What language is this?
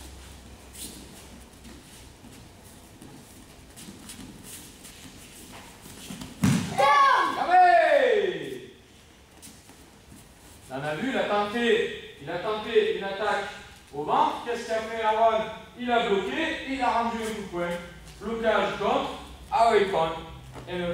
French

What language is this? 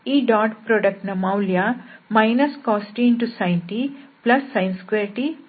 Kannada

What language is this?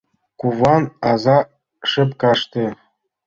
Mari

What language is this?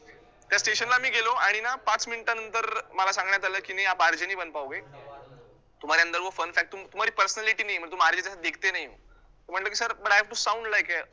Marathi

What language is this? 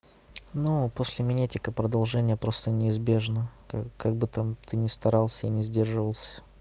Russian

